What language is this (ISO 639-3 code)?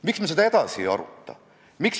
est